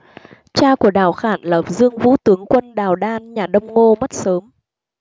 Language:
Vietnamese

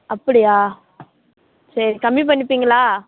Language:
Tamil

